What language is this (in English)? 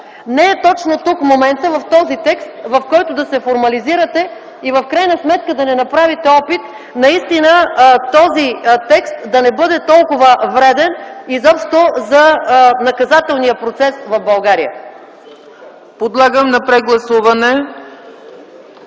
Bulgarian